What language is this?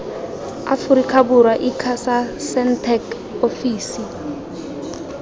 Tswana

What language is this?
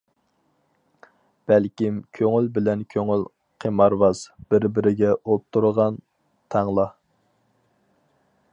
Uyghur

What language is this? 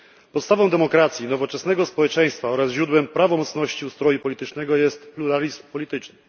Polish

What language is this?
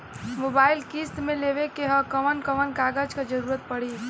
Bhojpuri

